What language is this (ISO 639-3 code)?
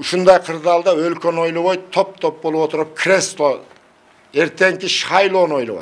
tur